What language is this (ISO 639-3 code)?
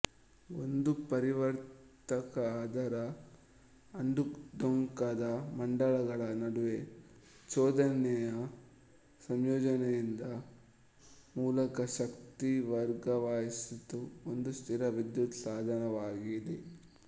kan